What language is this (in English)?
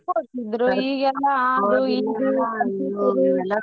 Kannada